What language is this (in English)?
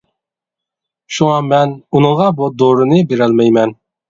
Uyghur